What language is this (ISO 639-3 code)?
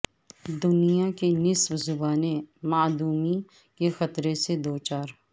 urd